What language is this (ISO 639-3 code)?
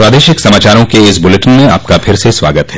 hin